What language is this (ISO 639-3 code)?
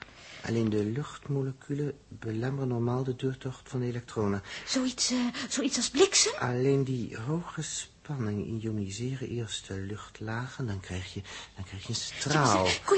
nld